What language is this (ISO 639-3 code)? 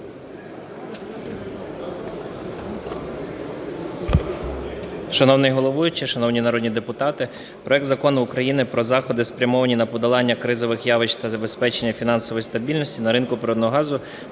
ukr